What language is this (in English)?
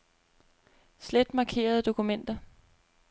Danish